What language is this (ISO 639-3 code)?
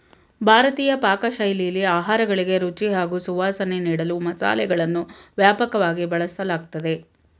kan